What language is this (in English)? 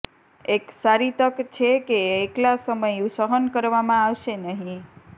Gujarati